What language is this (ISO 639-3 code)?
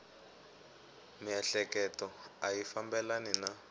tso